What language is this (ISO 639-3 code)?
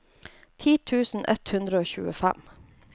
nor